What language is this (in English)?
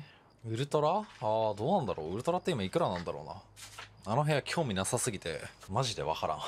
Japanese